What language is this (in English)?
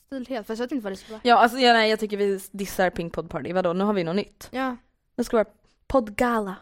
Swedish